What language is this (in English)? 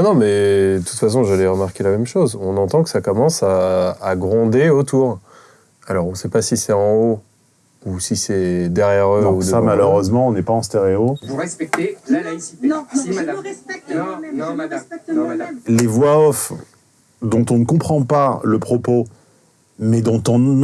French